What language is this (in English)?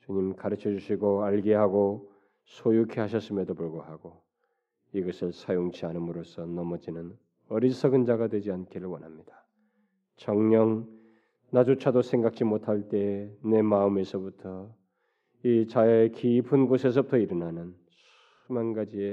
Korean